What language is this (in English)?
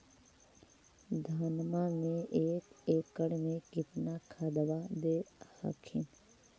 Magahi